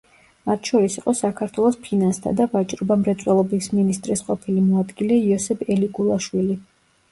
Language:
Georgian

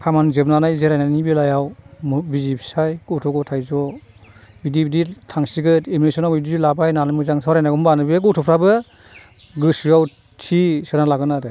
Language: Bodo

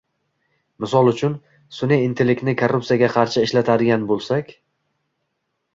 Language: Uzbek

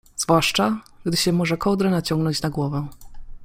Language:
Polish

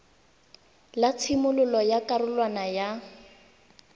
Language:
Tswana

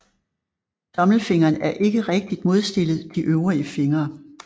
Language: Danish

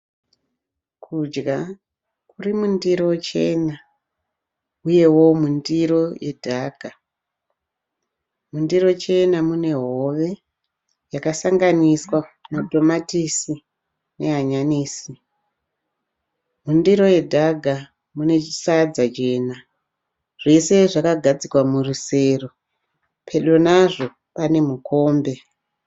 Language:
Shona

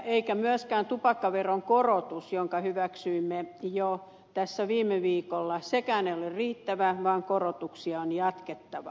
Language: Finnish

